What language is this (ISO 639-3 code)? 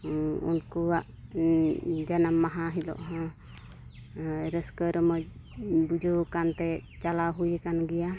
sat